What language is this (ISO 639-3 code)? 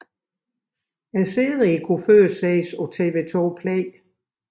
dan